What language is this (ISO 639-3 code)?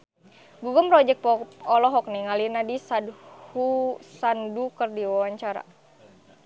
sun